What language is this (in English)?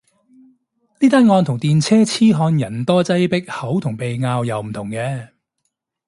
Cantonese